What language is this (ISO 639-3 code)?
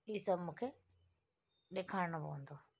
snd